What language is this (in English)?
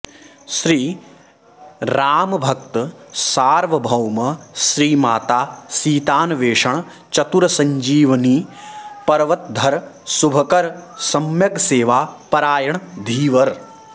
Sanskrit